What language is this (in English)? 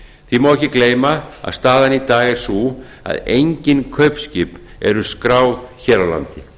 Icelandic